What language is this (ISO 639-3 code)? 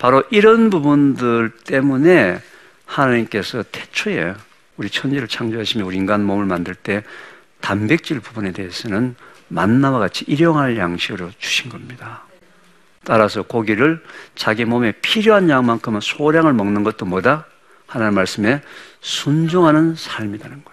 kor